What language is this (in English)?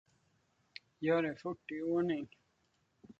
Swedish